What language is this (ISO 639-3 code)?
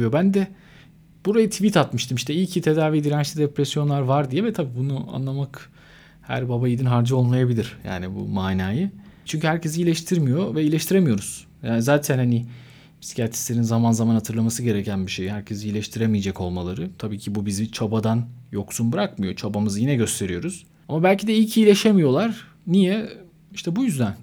tur